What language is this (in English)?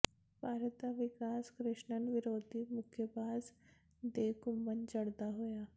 Punjabi